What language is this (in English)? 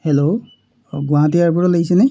Assamese